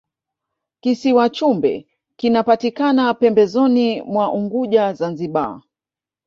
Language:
Swahili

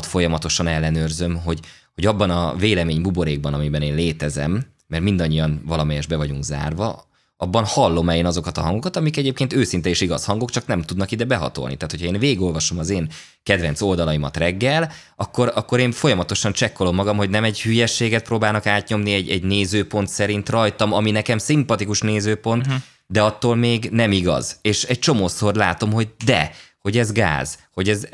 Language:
Hungarian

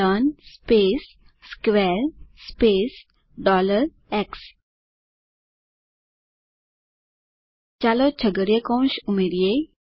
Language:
Gujarati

